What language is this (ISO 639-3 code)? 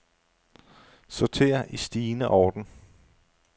dan